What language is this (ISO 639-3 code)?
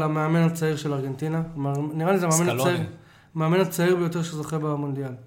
heb